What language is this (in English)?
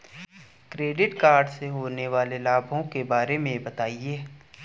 Hindi